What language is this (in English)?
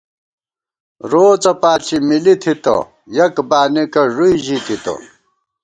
Gawar-Bati